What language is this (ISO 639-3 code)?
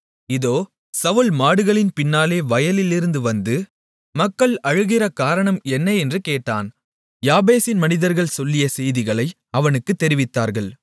tam